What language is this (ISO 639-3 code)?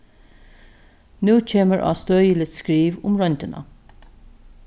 fao